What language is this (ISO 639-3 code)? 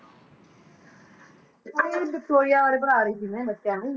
pan